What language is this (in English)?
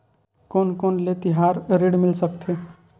Chhattisgarhi